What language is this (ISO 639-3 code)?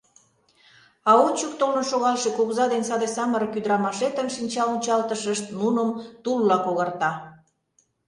chm